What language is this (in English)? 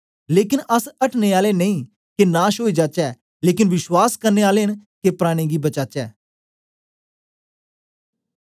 Dogri